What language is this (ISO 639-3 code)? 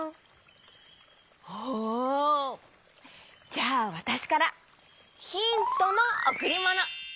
jpn